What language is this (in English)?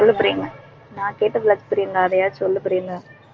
Tamil